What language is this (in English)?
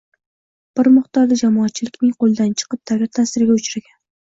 Uzbek